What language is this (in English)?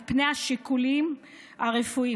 Hebrew